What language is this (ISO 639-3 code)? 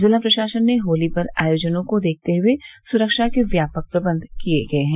hin